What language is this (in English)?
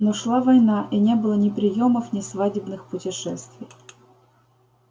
Russian